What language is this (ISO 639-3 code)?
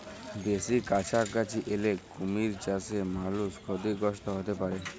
ben